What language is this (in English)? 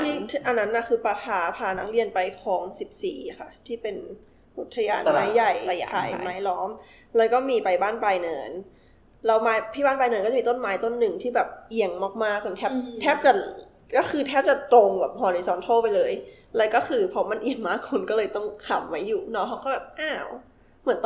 Thai